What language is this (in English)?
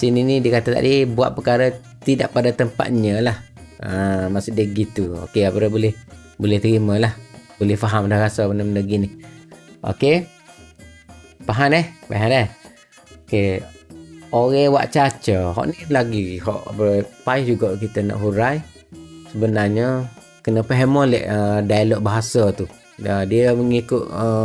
Malay